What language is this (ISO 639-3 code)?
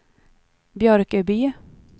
swe